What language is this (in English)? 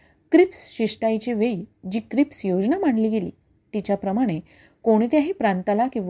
Marathi